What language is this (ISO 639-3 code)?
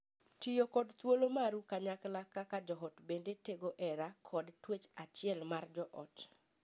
luo